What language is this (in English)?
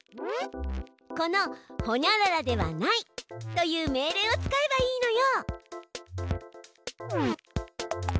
Japanese